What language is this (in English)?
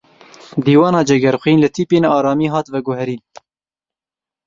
Kurdish